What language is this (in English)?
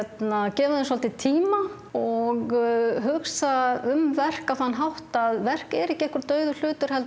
Icelandic